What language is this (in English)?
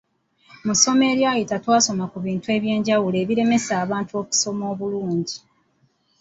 Ganda